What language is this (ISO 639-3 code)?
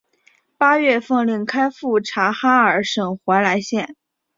zho